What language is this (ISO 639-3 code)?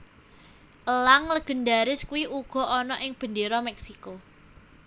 jav